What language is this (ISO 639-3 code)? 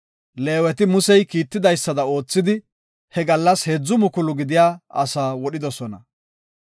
gof